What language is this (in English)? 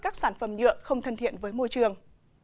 Vietnamese